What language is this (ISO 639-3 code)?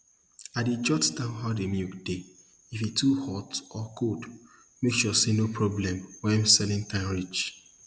pcm